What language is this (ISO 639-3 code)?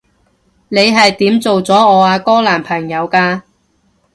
yue